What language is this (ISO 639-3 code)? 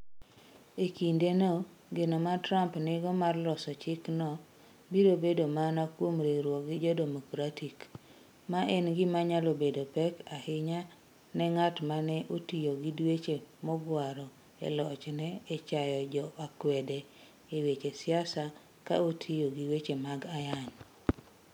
luo